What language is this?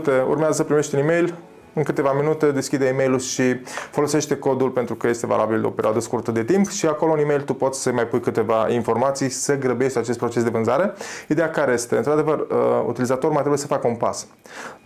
Romanian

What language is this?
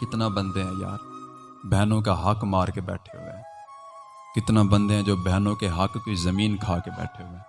Urdu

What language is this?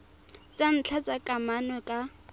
Tswana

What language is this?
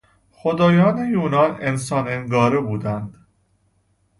Persian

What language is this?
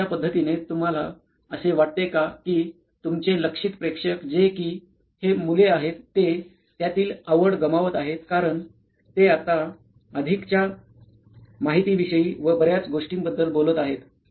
Marathi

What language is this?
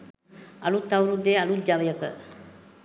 Sinhala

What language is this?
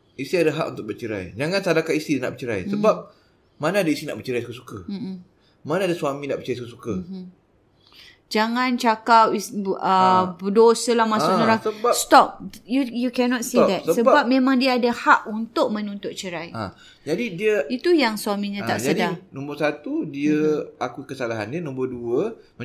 Malay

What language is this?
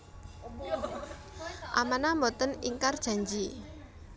Javanese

